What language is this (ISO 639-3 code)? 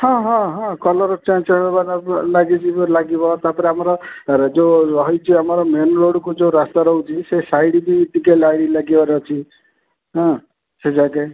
ori